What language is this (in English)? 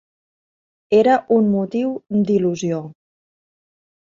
Catalan